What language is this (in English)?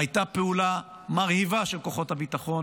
Hebrew